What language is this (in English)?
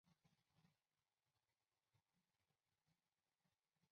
Chinese